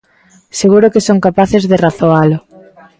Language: Galician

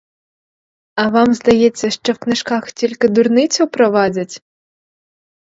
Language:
Ukrainian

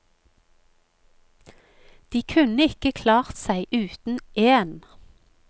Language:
Norwegian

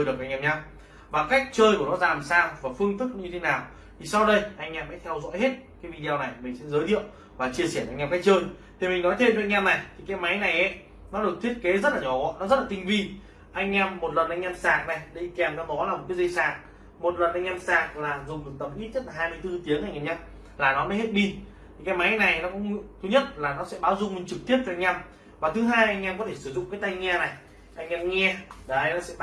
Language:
Vietnamese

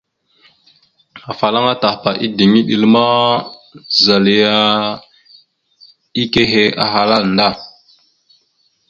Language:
Mada (Cameroon)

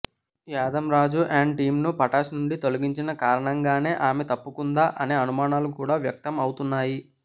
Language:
Telugu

